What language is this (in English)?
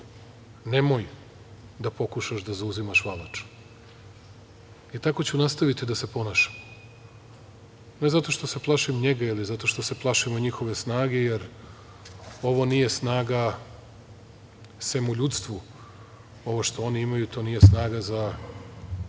Serbian